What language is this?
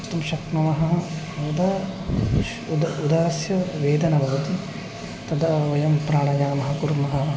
Sanskrit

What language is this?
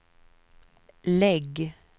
Swedish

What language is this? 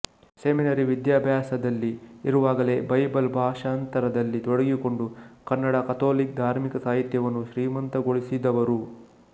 Kannada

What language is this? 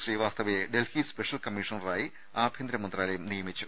Malayalam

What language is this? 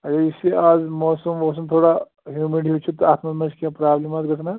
Kashmiri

